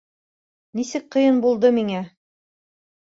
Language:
Bashkir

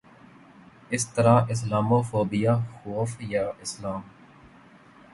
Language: Urdu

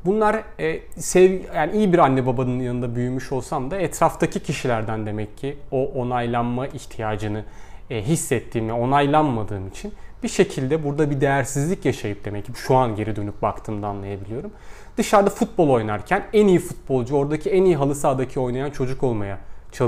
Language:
Turkish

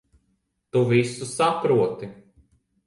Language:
Latvian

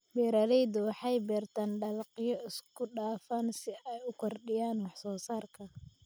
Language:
Somali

